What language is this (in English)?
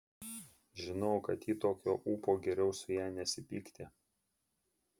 Lithuanian